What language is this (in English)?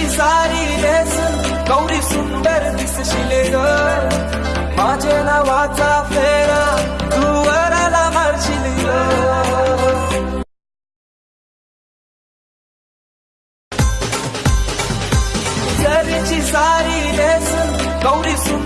English